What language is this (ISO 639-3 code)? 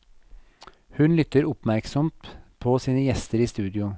nor